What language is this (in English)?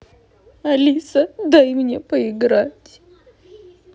Russian